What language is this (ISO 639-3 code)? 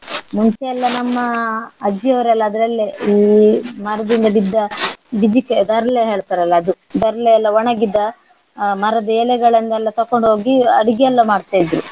kan